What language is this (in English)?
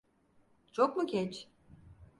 Turkish